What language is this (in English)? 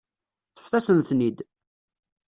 Kabyle